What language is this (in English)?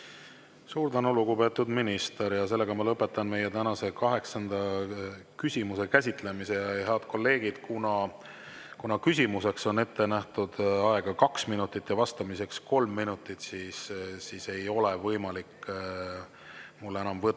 Estonian